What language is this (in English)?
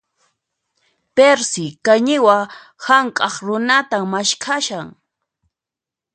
Puno Quechua